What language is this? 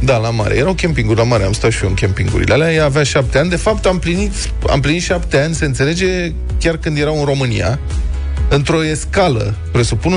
Romanian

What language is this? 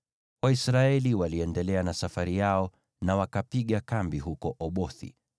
Swahili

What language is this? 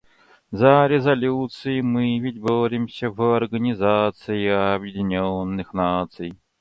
Russian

